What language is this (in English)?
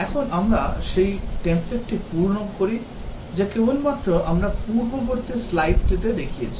Bangla